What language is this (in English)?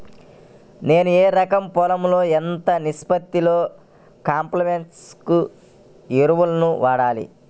Telugu